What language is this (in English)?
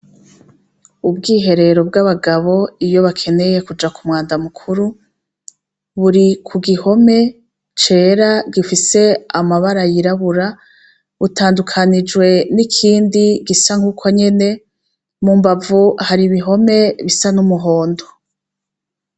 Rundi